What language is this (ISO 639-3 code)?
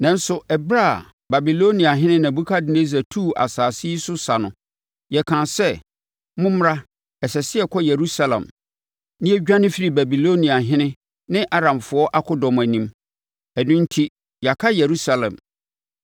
aka